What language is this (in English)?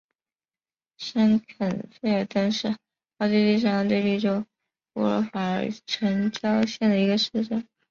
Chinese